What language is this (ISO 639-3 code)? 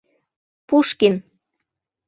chm